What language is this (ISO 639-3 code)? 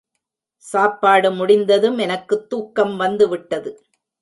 tam